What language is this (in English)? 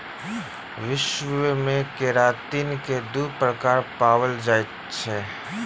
Maithili